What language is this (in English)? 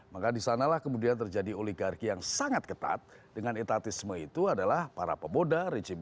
Indonesian